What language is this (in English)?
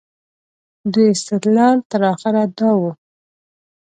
Pashto